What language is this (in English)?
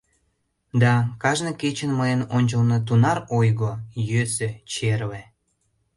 Mari